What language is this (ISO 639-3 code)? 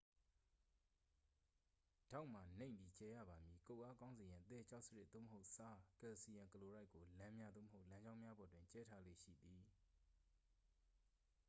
mya